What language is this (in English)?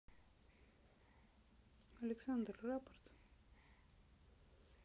Russian